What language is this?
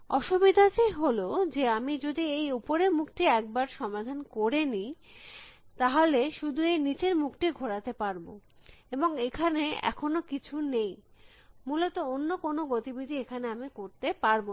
Bangla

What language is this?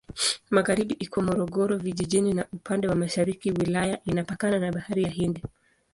Swahili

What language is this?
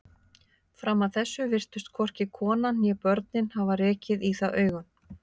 Icelandic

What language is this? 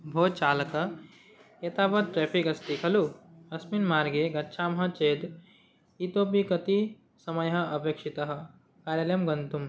Sanskrit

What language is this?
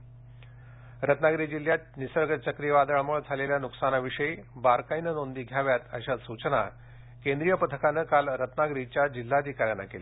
Marathi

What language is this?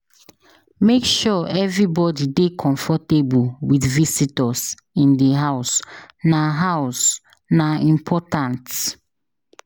Nigerian Pidgin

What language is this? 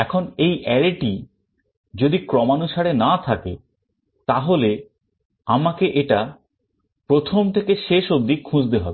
Bangla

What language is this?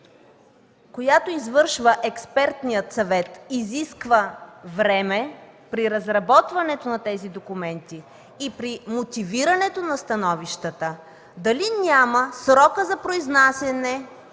Bulgarian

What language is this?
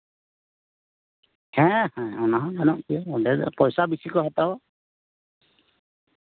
Santali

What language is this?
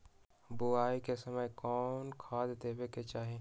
Magahi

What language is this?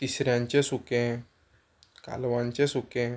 Konkani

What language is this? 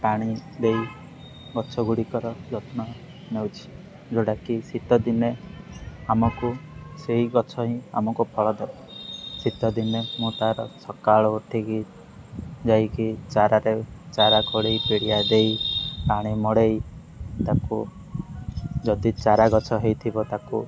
Odia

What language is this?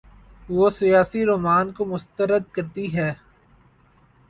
Urdu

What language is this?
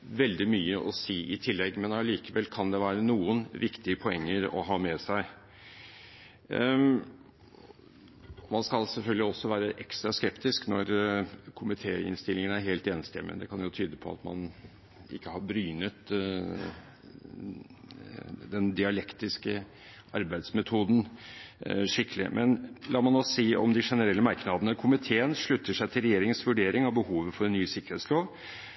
Norwegian Bokmål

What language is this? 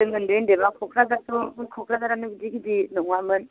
Bodo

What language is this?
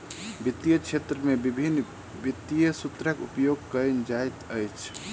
Maithili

